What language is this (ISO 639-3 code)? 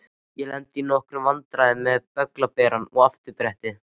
isl